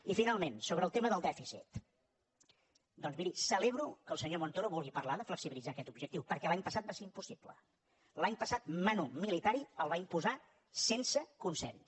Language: Catalan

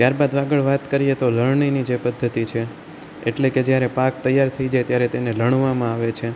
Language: Gujarati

